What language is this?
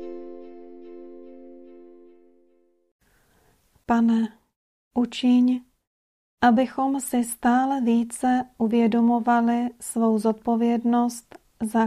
Czech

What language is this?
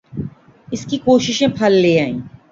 Urdu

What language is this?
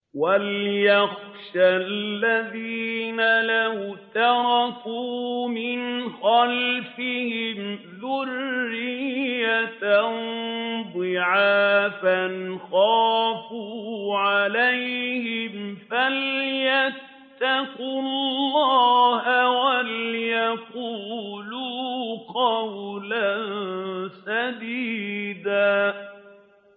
Arabic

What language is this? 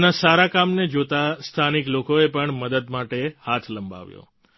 Gujarati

